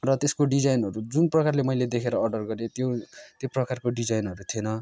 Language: Nepali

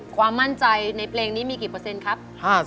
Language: Thai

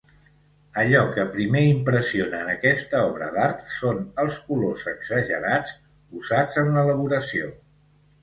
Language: Catalan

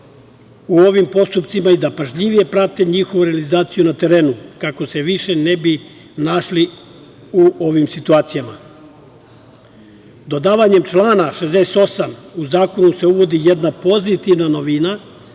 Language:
Serbian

